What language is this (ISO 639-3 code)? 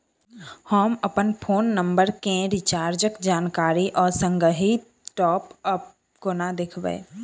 mai